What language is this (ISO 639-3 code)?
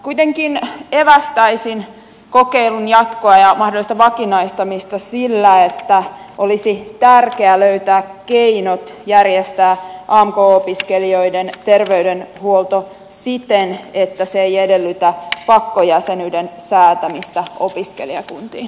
fin